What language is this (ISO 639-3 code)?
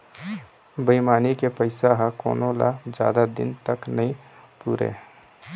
hne